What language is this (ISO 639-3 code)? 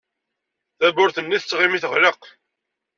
kab